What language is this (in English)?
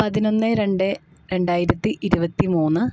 Malayalam